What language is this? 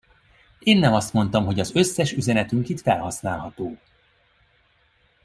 Hungarian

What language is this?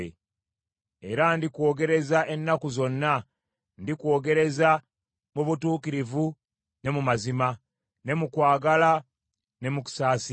Ganda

